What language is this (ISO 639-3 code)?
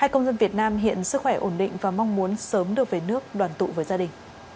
vie